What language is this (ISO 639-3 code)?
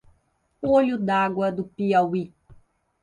por